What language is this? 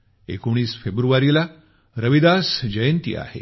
Marathi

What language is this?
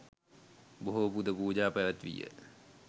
Sinhala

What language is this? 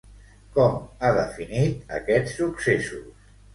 Catalan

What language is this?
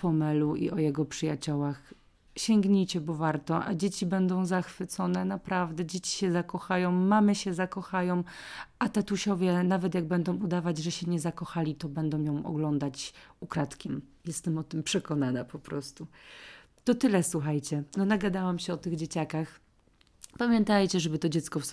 Polish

